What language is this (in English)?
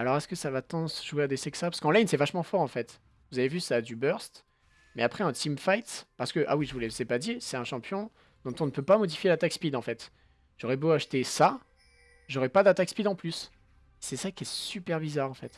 French